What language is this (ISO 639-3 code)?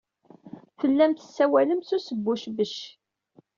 kab